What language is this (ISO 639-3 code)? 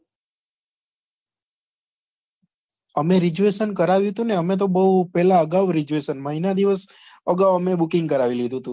guj